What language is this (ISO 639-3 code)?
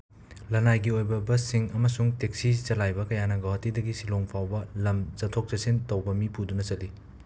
mni